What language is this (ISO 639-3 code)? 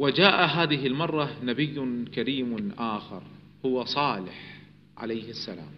ara